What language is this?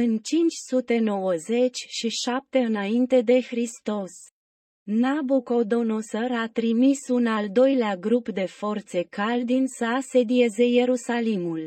Romanian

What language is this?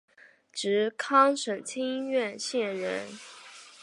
Chinese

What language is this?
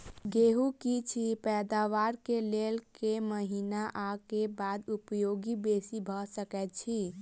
Maithili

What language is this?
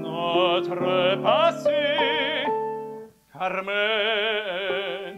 Czech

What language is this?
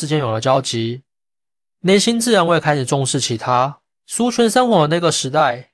Chinese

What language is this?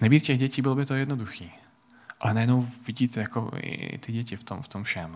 Czech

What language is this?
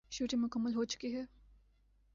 Urdu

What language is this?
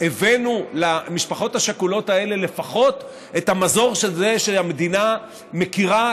Hebrew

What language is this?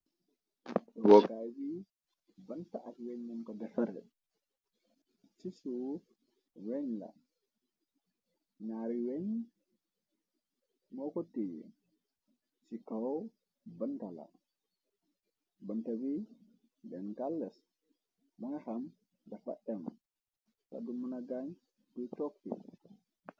Wolof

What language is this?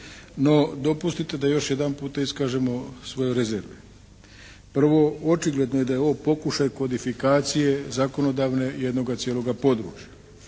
Croatian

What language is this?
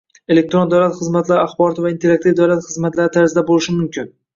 Uzbek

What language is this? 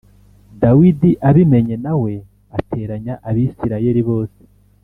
Kinyarwanda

